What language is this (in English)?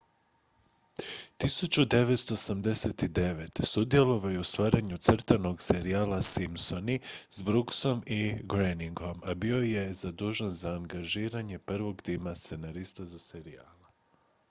Croatian